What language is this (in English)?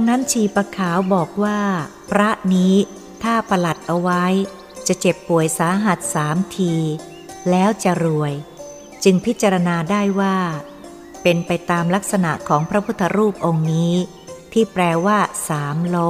Thai